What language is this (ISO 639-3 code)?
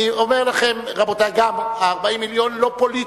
heb